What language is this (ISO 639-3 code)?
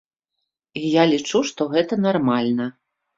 bel